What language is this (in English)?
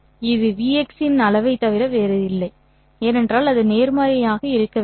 Tamil